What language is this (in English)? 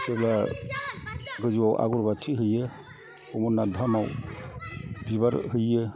Bodo